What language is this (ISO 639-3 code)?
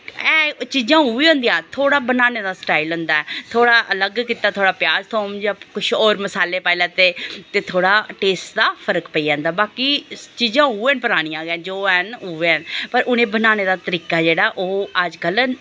doi